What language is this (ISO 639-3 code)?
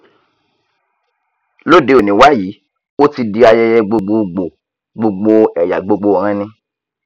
yor